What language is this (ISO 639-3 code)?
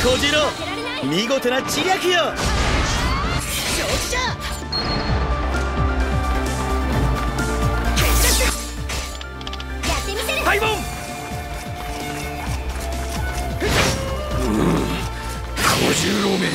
jpn